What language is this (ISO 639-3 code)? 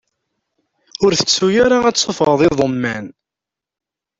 kab